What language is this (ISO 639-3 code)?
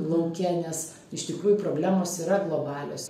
lit